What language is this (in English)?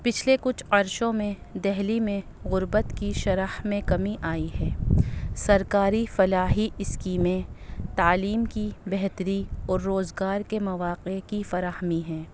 Urdu